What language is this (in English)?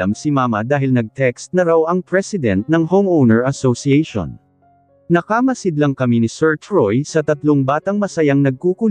Filipino